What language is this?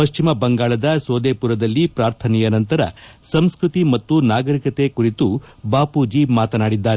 Kannada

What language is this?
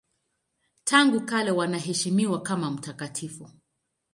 Swahili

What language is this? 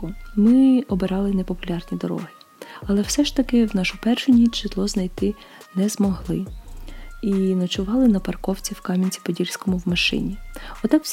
Ukrainian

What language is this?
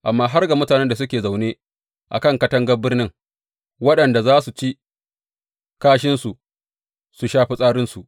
Hausa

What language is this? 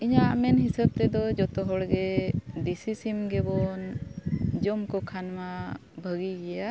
Santali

